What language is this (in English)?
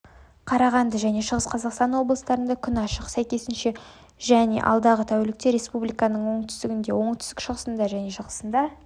Kazakh